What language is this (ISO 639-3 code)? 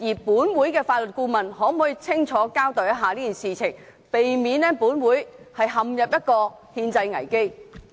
yue